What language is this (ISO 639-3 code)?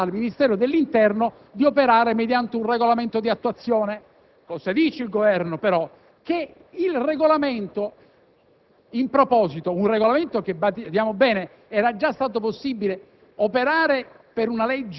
ita